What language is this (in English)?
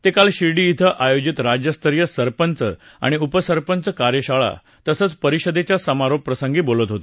Marathi